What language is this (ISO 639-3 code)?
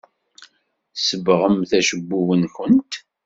kab